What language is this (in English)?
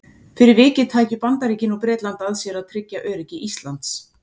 Icelandic